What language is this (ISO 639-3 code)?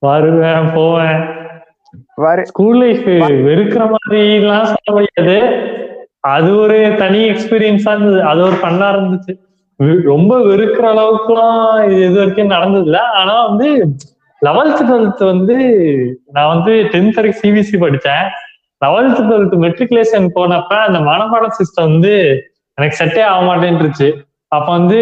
tam